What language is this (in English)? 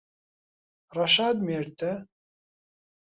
Central Kurdish